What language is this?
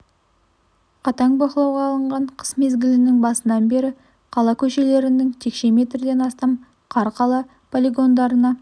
Kazakh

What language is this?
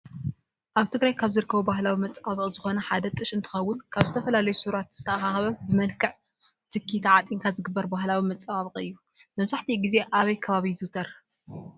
Tigrinya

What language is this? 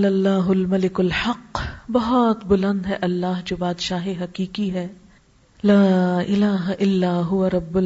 Urdu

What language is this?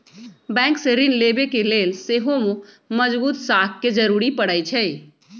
Magahi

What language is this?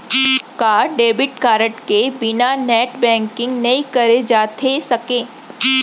Chhattisgarhi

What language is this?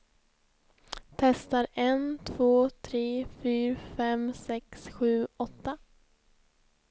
Swedish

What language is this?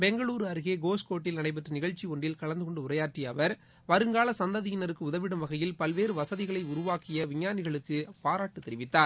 Tamil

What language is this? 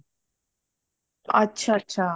Punjabi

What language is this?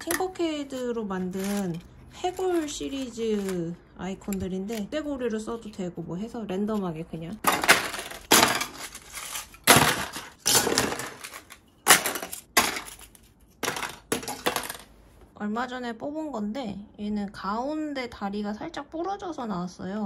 Korean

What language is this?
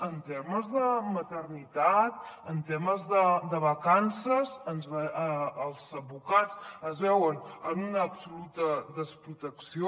Catalan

